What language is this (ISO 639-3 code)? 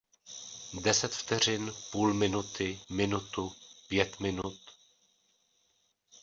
ces